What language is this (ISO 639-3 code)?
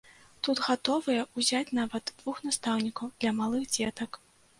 bel